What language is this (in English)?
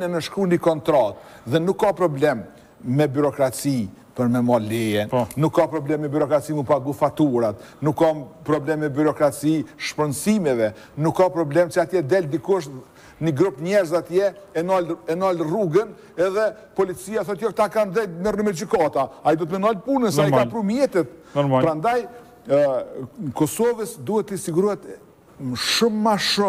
Romanian